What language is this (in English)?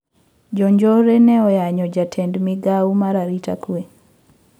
Luo (Kenya and Tanzania)